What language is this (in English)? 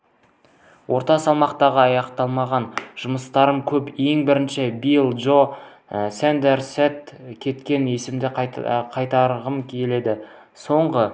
Kazakh